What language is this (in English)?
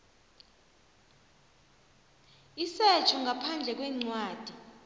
South Ndebele